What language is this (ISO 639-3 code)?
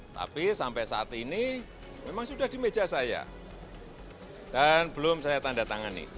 ind